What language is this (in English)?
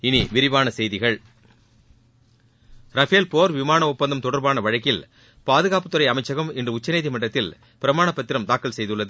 Tamil